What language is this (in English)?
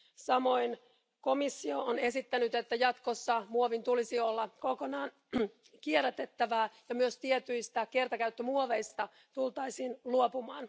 Finnish